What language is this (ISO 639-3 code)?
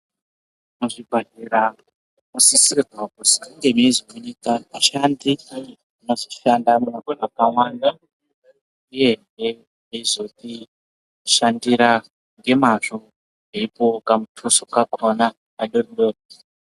ndc